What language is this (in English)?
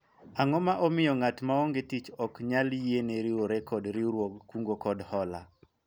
Luo (Kenya and Tanzania)